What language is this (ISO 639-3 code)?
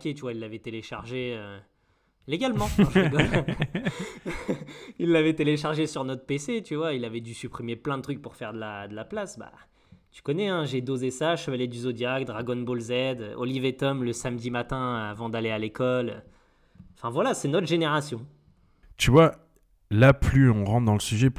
fra